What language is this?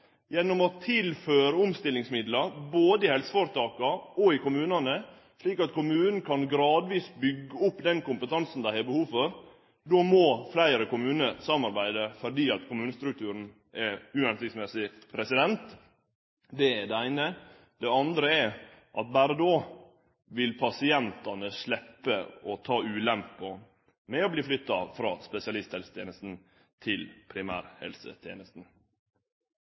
Norwegian Nynorsk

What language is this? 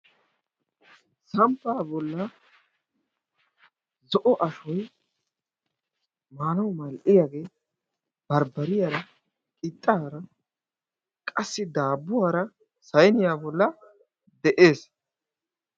Wolaytta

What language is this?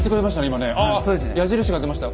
Japanese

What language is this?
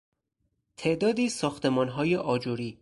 Persian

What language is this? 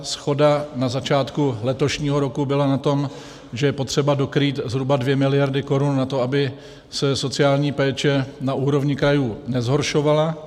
Czech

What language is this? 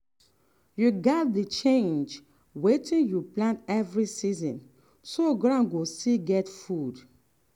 Nigerian Pidgin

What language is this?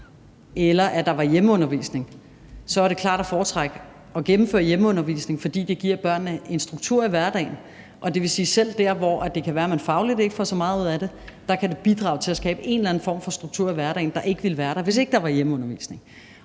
Danish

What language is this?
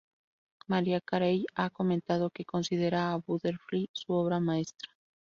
Spanish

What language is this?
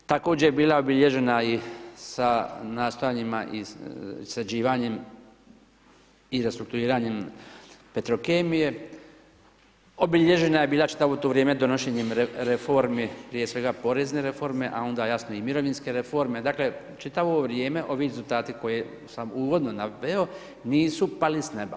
Croatian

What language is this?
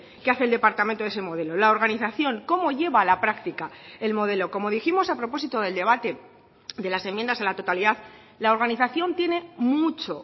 Spanish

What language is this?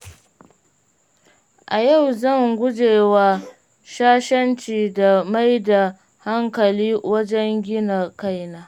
Hausa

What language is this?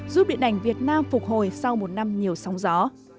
Vietnamese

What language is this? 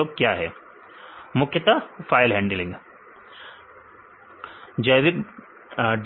Hindi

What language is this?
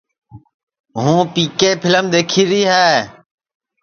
Sansi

